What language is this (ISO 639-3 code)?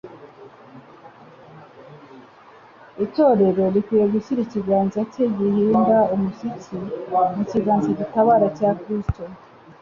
kin